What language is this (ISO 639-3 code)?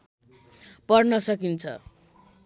nep